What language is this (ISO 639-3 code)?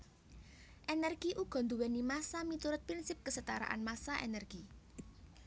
jav